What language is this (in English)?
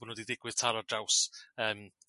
Welsh